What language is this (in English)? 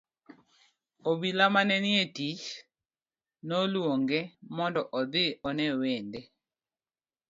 Luo (Kenya and Tanzania)